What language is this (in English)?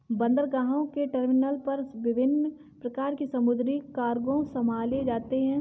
Hindi